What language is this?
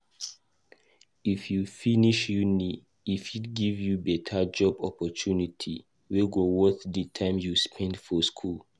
Nigerian Pidgin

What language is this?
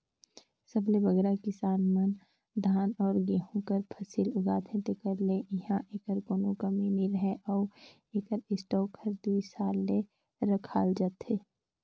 Chhattisgarhi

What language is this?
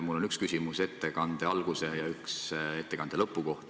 Estonian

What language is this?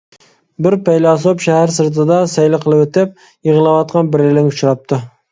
Uyghur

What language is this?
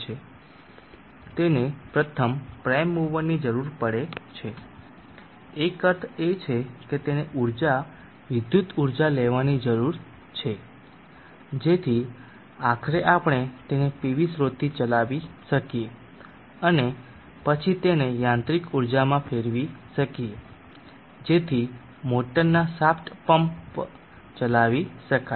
Gujarati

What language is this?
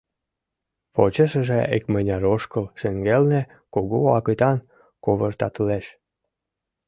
Mari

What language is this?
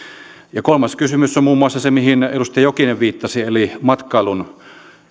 Finnish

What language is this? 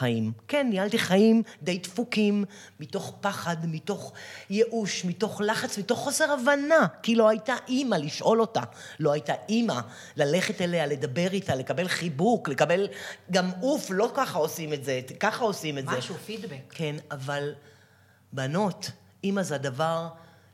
Hebrew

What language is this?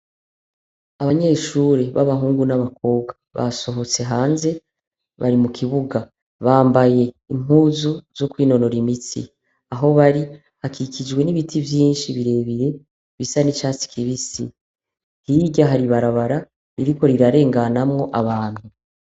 Rundi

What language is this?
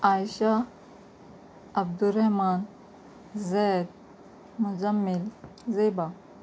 Urdu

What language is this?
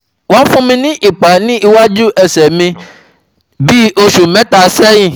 Yoruba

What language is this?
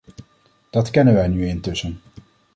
Dutch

